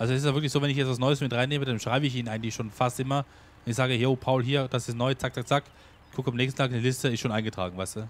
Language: German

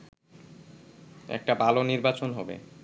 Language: Bangla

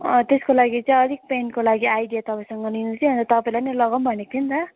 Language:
Nepali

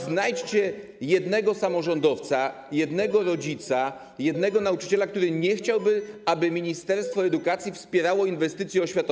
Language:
Polish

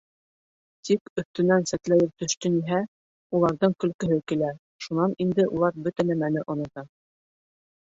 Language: Bashkir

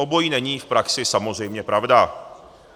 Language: Czech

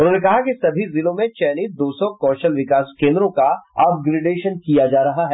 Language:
Hindi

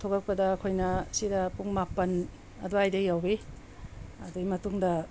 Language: Manipuri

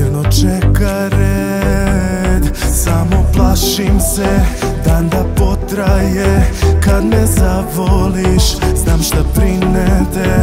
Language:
Romanian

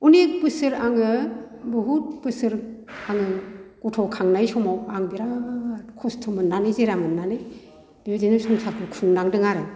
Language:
Bodo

